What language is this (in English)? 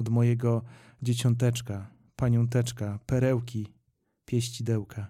Polish